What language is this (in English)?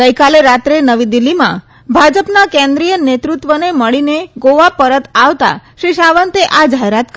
Gujarati